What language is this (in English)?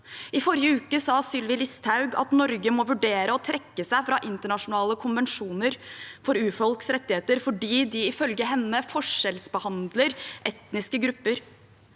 Norwegian